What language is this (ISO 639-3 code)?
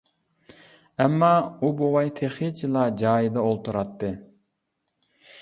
uig